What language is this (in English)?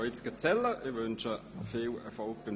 Swiss German